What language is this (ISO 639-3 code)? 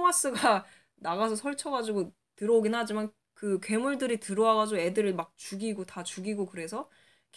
kor